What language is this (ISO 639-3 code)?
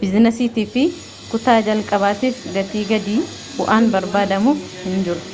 orm